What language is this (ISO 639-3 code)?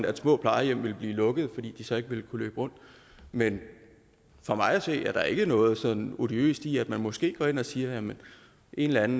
dan